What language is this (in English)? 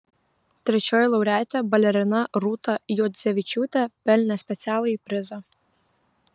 Lithuanian